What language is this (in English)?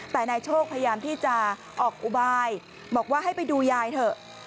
Thai